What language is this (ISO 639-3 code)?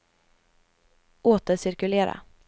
swe